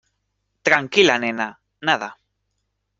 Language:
Spanish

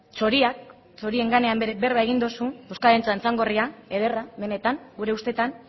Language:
Basque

